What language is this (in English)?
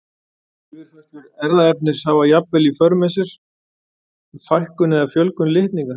Icelandic